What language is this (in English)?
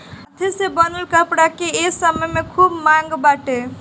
Bhojpuri